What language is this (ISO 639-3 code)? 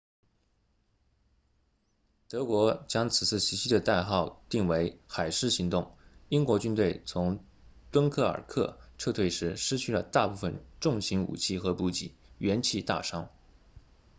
zho